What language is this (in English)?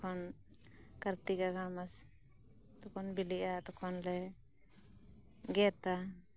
Santali